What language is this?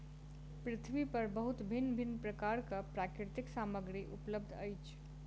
Maithili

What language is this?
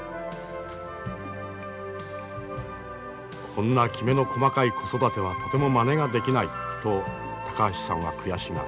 Japanese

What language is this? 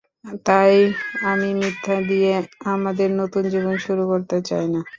Bangla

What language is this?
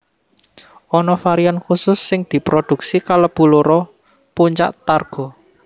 Javanese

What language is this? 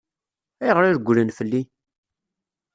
Kabyle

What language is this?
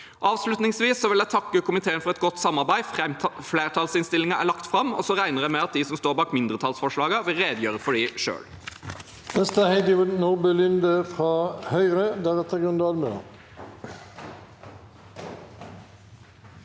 Norwegian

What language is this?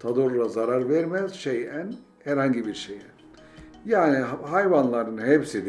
Turkish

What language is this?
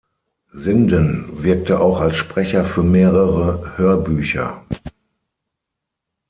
German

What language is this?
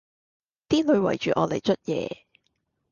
Cantonese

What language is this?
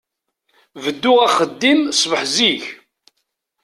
Kabyle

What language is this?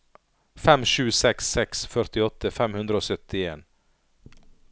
Norwegian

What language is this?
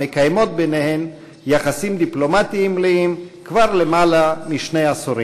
Hebrew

